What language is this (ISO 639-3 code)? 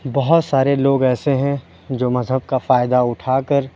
urd